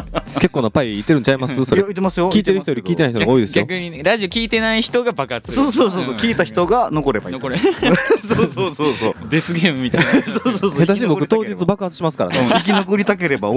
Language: Japanese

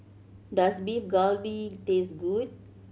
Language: English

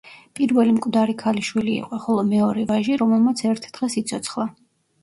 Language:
Georgian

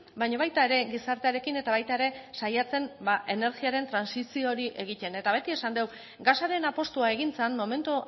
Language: Basque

